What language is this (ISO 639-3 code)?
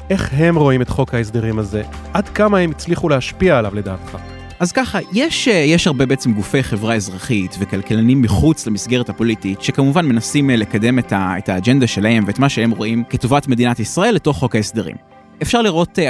heb